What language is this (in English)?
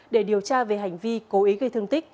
Vietnamese